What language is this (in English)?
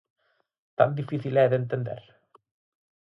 Galician